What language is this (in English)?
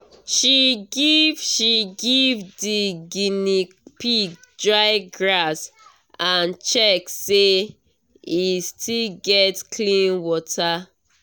Nigerian Pidgin